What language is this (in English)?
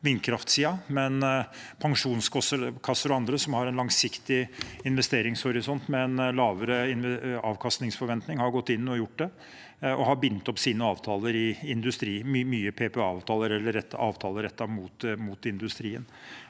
Norwegian